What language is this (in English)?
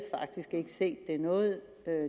Danish